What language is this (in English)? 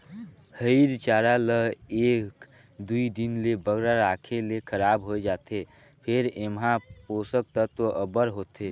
Chhattisgarhi